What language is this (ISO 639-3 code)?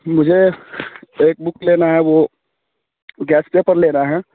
hin